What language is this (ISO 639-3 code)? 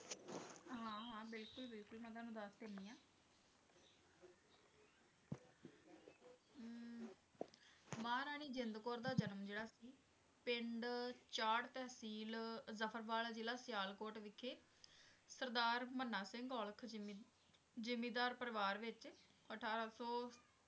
pan